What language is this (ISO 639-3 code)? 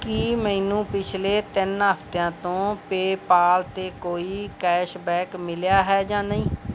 pan